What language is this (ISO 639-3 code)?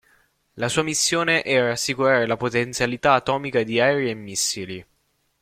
ita